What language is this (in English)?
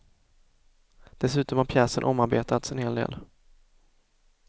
Swedish